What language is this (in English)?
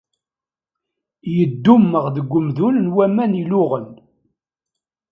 Kabyle